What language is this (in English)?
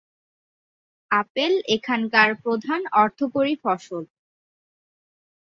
Bangla